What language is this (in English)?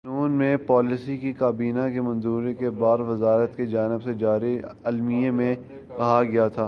Urdu